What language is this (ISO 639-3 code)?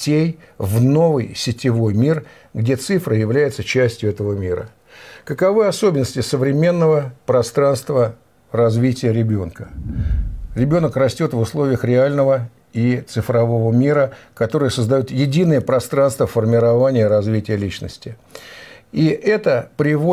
rus